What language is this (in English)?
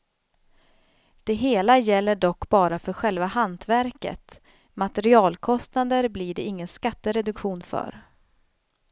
Swedish